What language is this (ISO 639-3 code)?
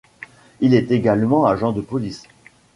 fra